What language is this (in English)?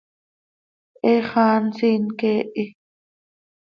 Seri